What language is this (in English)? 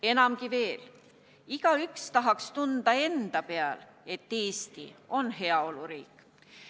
Estonian